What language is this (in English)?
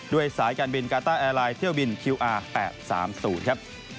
Thai